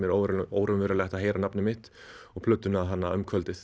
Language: Icelandic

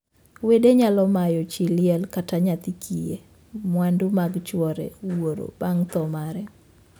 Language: Luo (Kenya and Tanzania)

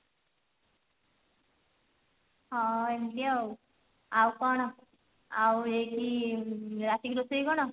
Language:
Odia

